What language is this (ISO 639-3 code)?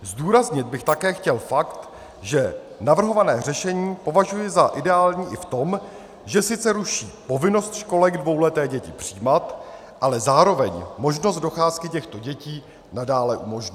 ces